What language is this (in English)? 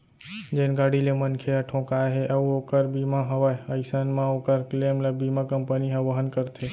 Chhattisgarhi